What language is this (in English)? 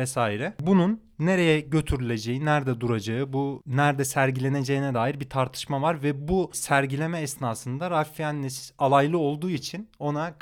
Turkish